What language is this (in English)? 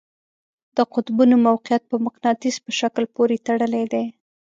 Pashto